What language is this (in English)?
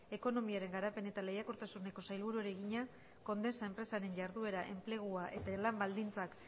Basque